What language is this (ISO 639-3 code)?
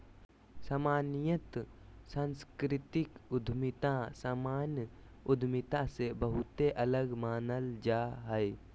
mag